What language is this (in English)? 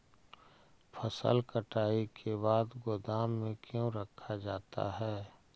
Magahi